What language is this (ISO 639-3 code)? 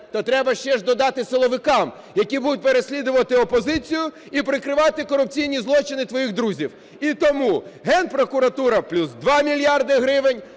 ukr